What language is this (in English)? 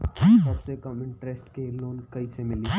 Bhojpuri